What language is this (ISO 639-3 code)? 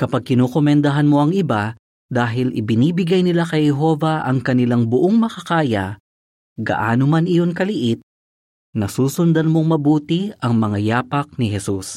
fil